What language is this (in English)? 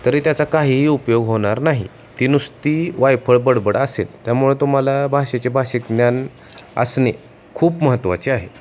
Marathi